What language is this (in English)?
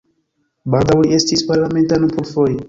Esperanto